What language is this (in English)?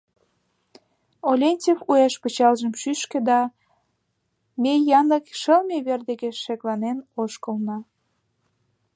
Mari